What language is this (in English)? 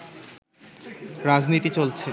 Bangla